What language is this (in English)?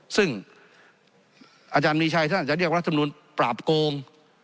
Thai